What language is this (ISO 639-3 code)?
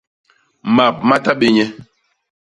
bas